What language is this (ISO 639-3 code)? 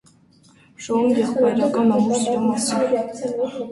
hye